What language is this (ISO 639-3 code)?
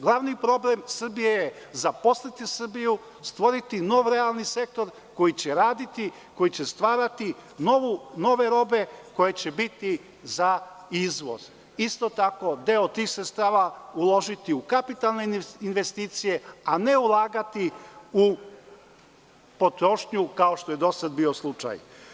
srp